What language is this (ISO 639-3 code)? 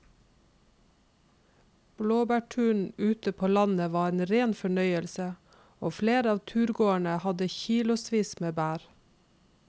nor